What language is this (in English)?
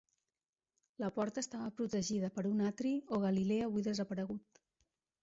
Catalan